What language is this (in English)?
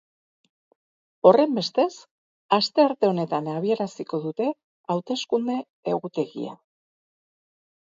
Basque